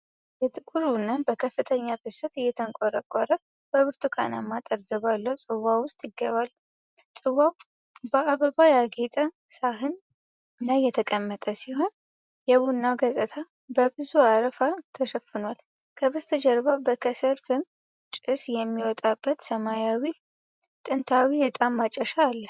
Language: Amharic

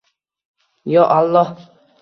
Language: Uzbek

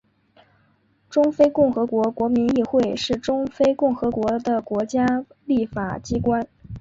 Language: Chinese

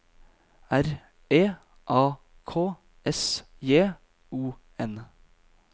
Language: Norwegian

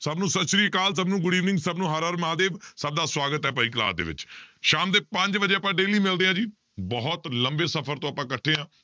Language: Punjabi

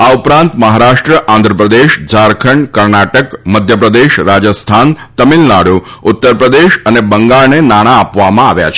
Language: Gujarati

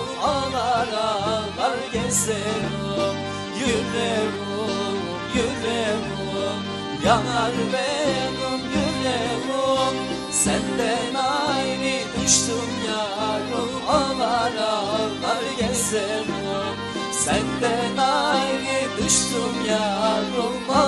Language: Turkish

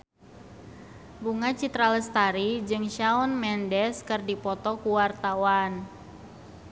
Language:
Sundanese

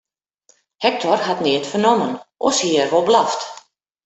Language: Western Frisian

